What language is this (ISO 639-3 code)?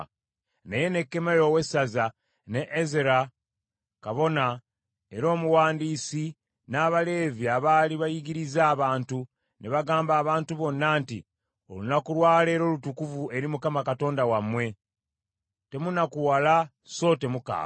lug